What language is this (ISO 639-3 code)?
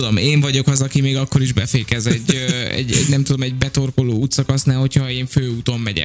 hun